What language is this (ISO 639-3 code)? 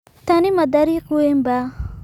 som